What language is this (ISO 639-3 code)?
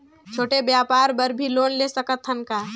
hne